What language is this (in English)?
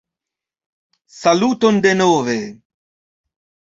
Esperanto